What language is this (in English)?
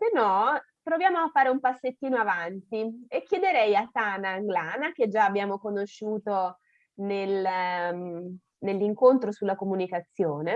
Italian